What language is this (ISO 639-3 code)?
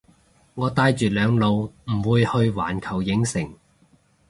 yue